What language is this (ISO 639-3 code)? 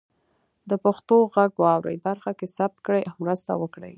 pus